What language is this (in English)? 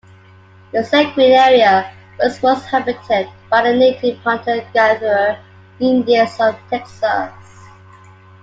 English